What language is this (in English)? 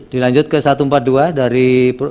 Indonesian